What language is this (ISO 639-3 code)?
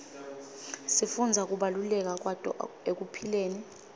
ssw